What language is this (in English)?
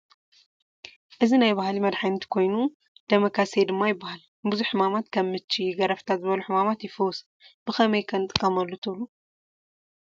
Tigrinya